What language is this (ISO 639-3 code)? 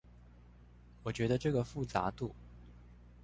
zho